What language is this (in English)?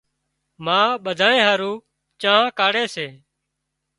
Wadiyara Koli